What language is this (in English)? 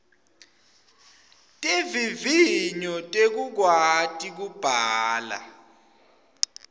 Swati